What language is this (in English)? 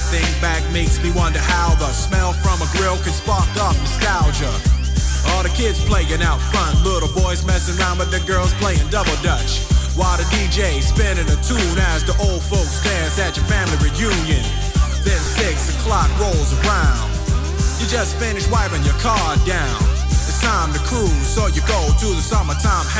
Greek